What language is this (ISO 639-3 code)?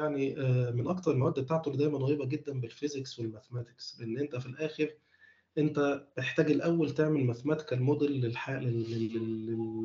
ara